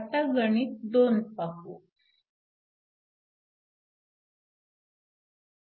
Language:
Marathi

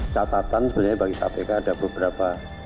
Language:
Indonesian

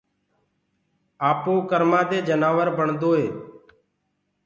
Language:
Gurgula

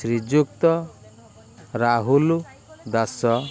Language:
Odia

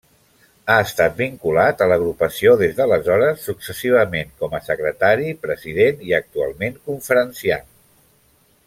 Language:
Catalan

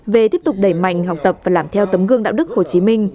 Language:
Vietnamese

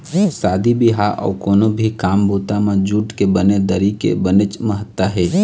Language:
Chhattisgarhi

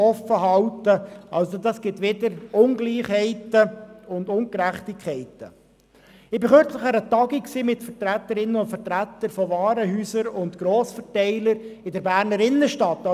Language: Swiss German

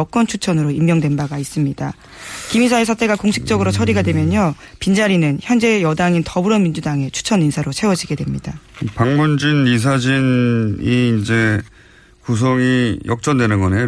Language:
Korean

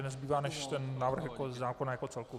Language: Czech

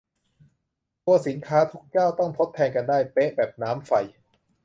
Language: Thai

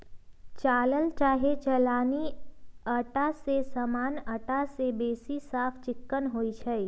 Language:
Magahi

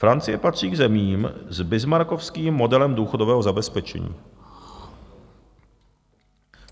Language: Czech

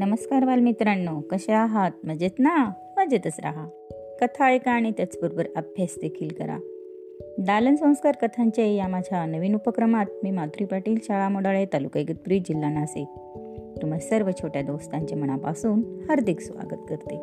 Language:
Marathi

